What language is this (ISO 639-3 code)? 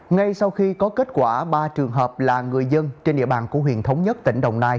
vie